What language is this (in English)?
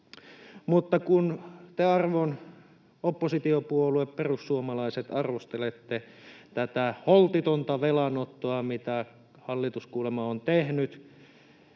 Finnish